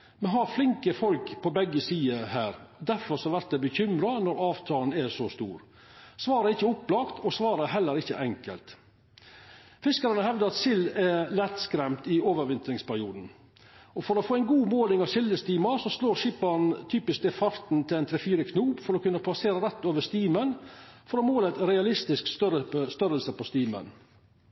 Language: Norwegian Nynorsk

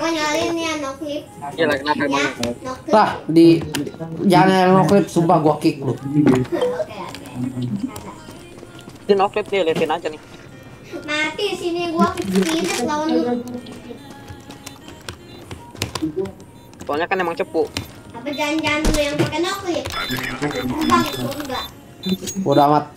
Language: Indonesian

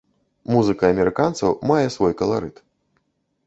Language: Belarusian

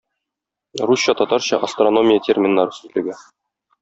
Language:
Tatar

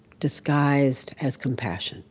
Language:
English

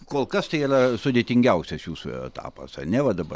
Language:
Lithuanian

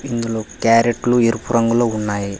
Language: Telugu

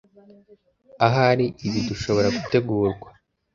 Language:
Kinyarwanda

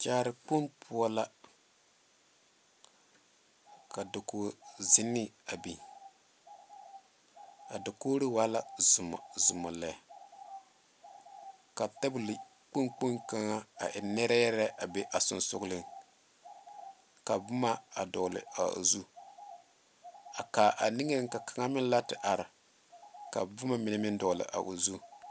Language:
Southern Dagaare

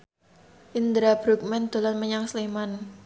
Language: Javanese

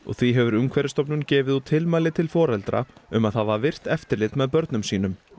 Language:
Icelandic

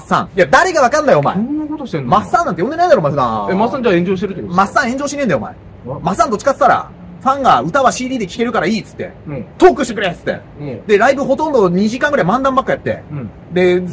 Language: Japanese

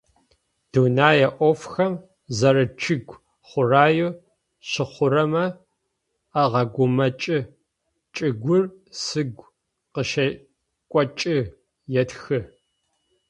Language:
Adyghe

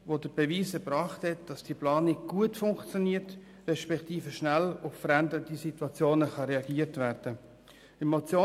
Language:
Swiss German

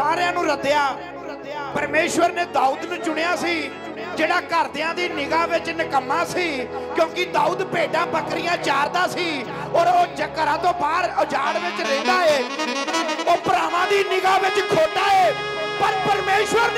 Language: Punjabi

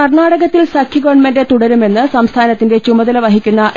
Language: Malayalam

